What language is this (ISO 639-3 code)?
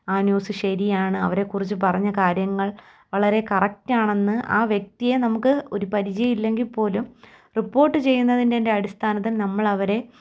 mal